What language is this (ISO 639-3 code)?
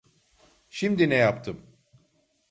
tur